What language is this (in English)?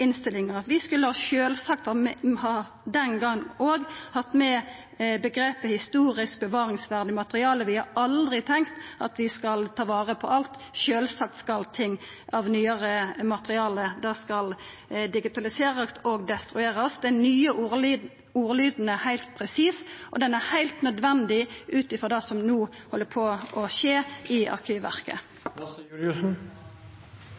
Norwegian